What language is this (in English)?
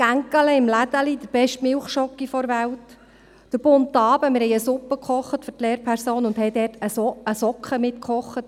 Swiss German